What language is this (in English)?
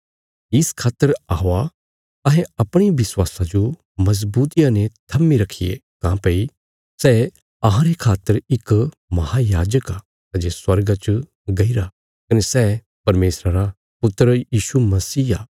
Bilaspuri